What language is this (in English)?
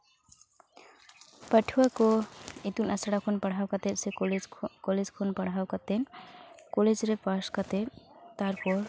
Santali